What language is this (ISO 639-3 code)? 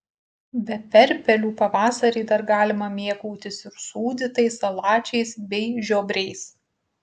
lit